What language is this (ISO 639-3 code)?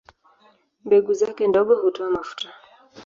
swa